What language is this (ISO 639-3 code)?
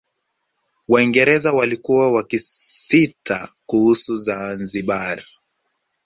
swa